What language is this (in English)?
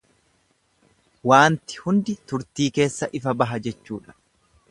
Oromo